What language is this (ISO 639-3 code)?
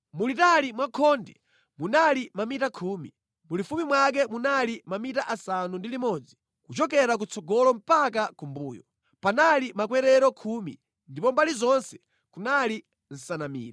nya